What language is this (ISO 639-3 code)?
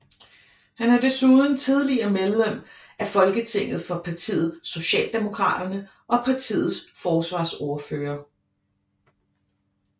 dan